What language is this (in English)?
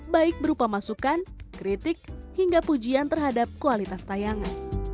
Indonesian